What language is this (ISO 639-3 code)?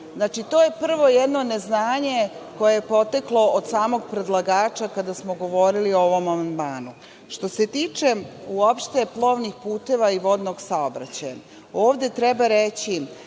srp